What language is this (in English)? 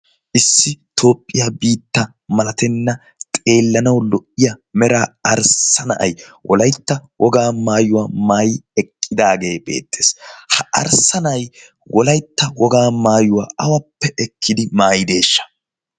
Wolaytta